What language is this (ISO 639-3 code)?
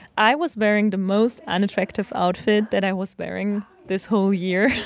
eng